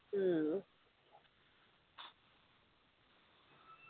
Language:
Malayalam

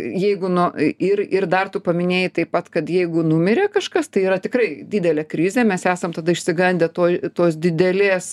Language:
Lithuanian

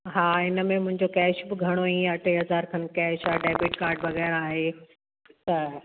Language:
Sindhi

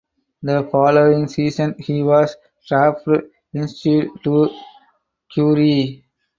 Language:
English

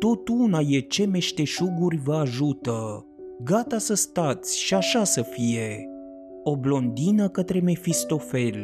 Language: Romanian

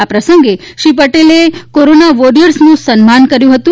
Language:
Gujarati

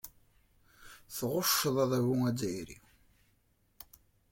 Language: Kabyle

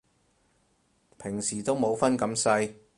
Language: Cantonese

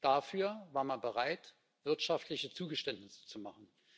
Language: German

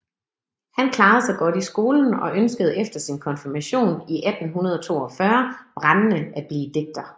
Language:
Danish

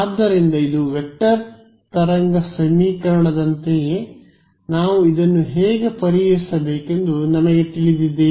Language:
Kannada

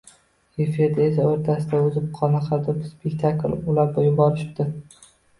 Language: Uzbek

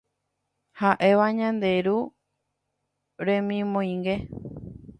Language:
Guarani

